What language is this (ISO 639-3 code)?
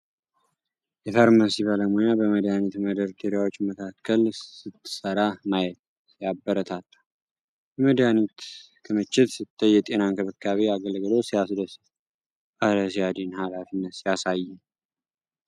amh